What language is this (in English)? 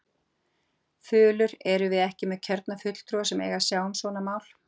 Icelandic